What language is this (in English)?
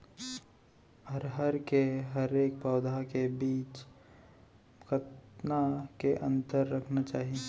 Chhattisgarhi